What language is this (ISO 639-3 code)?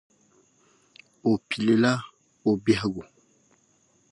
dag